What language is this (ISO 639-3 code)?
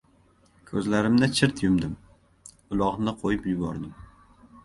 uzb